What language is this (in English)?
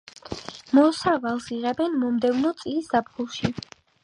Georgian